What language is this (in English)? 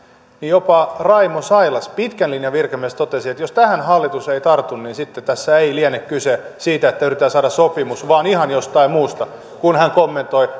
Finnish